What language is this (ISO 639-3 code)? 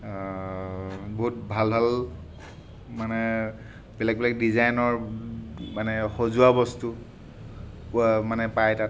asm